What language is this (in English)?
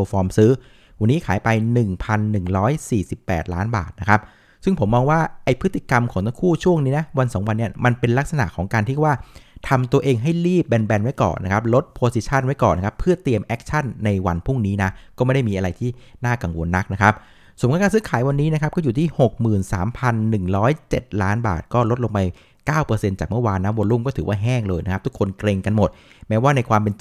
Thai